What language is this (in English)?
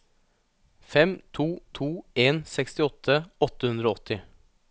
Norwegian